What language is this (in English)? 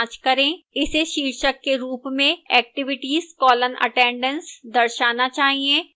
Hindi